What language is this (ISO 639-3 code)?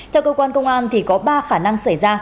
vie